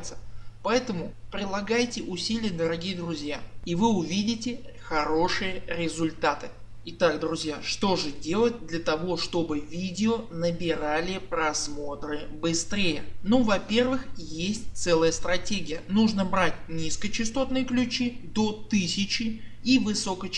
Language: Russian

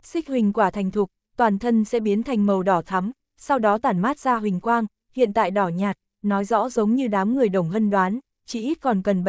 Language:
Vietnamese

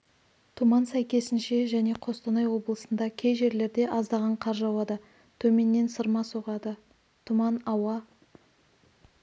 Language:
Kazakh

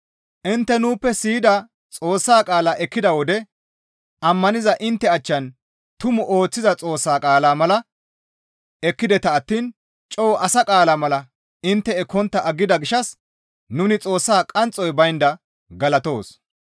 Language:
Gamo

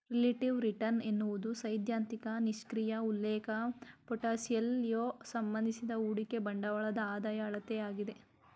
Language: Kannada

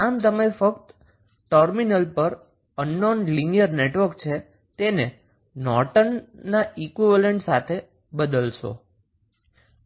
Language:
Gujarati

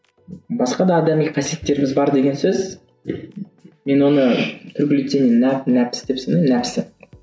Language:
Kazakh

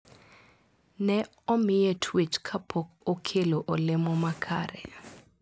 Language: Luo (Kenya and Tanzania)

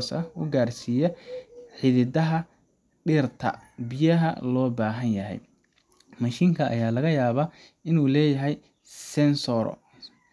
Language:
Somali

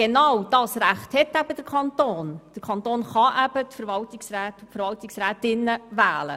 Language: Swiss German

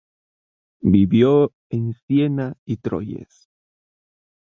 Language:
Spanish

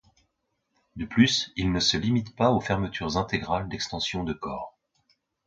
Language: French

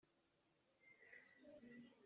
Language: Hakha Chin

